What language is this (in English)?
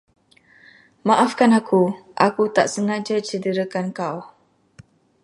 Malay